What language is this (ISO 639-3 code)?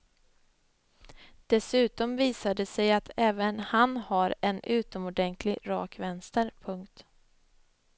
swe